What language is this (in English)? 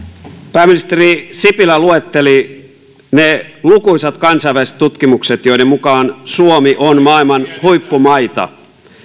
Finnish